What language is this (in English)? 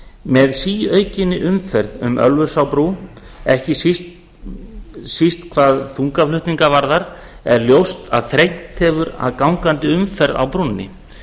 Icelandic